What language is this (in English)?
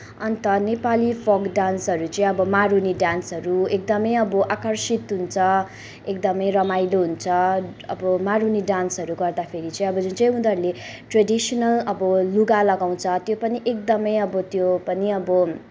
Nepali